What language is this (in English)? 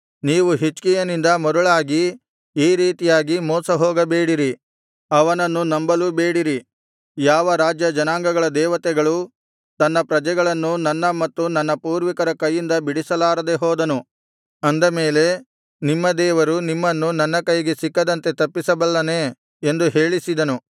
Kannada